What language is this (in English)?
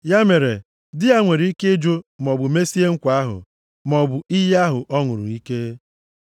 Igbo